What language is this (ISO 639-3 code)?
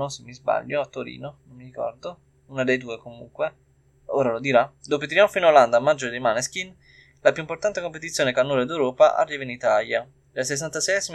ita